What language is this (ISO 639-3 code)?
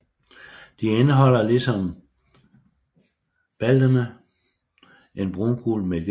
dan